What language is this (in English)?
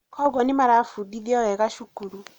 Kikuyu